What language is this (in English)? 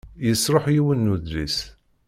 Kabyle